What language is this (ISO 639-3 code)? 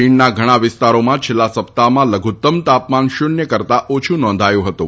guj